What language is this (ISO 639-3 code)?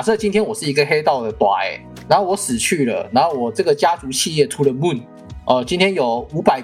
zho